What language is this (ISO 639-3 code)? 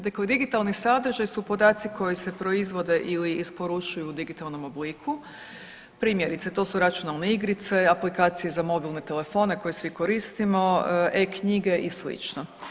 hrv